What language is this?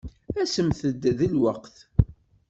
Kabyle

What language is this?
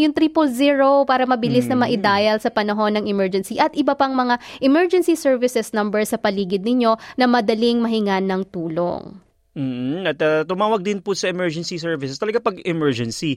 Filipino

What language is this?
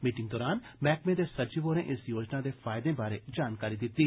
Dogri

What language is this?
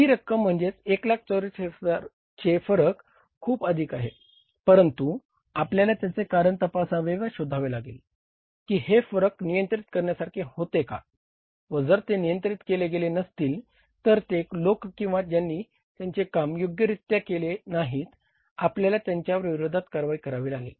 Marathi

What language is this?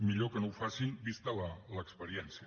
Catalan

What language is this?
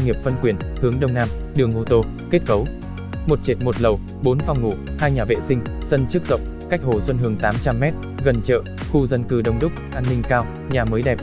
Vietnamese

